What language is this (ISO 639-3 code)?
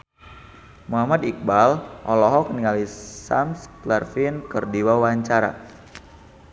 sun